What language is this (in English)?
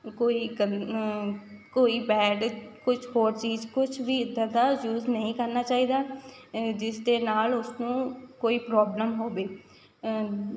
Punjabi